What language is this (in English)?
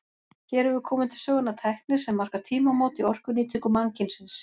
Icelandic